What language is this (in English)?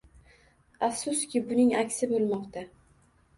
Uzbek